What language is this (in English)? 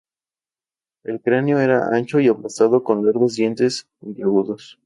Spanish